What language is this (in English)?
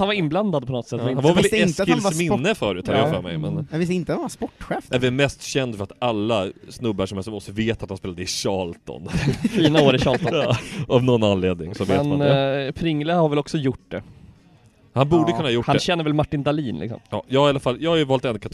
Swedish